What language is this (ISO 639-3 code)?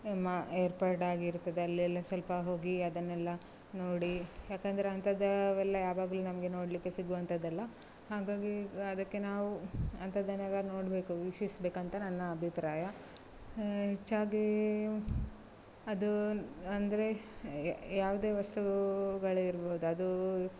kan